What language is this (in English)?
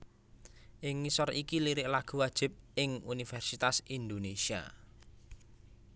Javanese